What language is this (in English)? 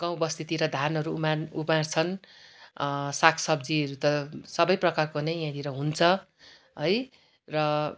Nepali